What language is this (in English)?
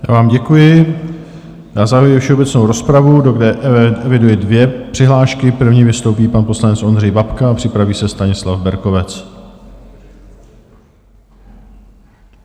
Czech